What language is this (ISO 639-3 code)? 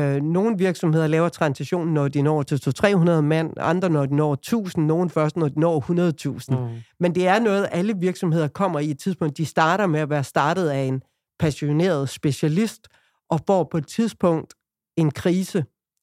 dan